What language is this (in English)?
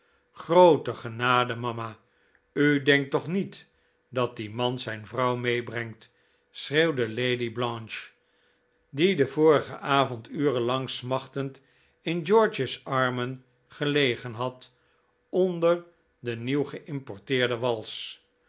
Dutch